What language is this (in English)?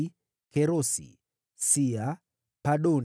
Swahili